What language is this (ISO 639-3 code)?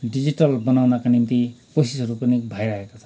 nep